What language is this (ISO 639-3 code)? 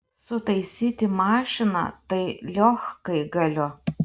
lit